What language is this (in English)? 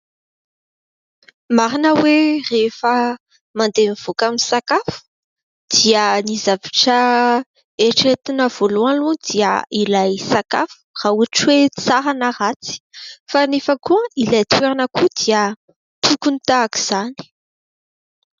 Malagasy